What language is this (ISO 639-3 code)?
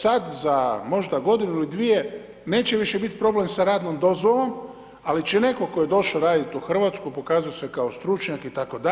hrv